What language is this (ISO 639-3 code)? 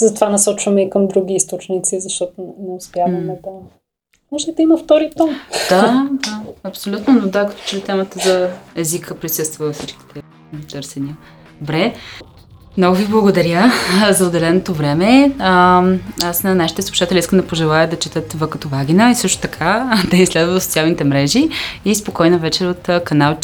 bul